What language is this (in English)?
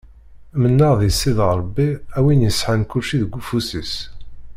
Kabyle